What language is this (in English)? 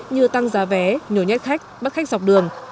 Vietnamese